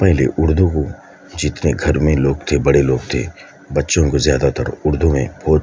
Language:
Urdu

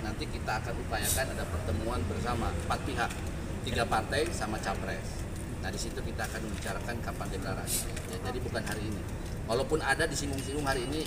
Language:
Indonesian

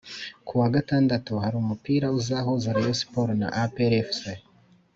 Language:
Kinyarwanda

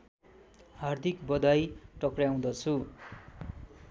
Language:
Nepali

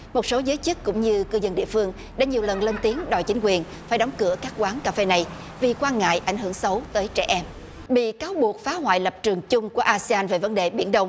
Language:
Vietnamese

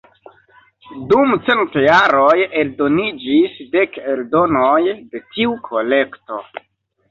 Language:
Esperanto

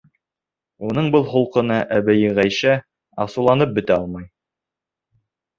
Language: Bashkir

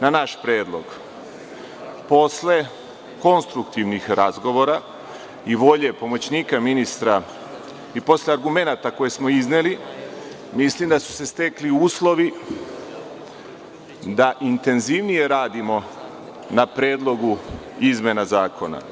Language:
Serbian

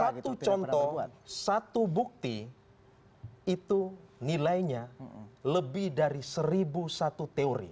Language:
Indonesian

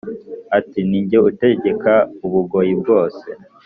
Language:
Kinyarwanda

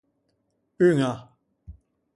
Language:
Ligurian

